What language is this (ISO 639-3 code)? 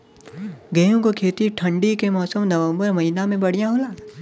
bho